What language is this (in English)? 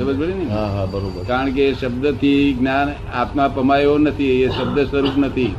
Gujarati